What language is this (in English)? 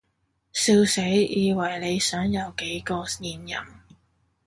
Cantonese